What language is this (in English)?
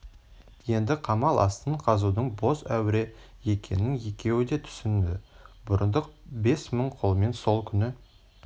Kazakh